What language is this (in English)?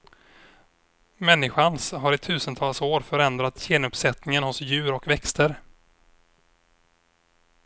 Swedish